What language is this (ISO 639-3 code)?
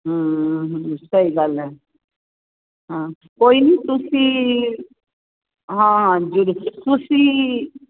pan